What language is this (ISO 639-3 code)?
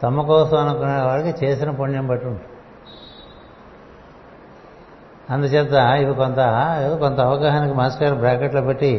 tel